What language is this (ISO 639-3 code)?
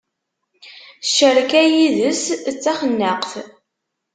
kab